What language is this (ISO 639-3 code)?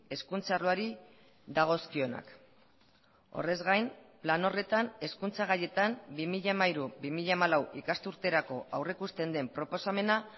eus